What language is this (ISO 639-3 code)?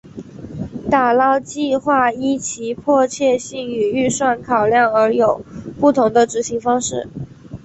zho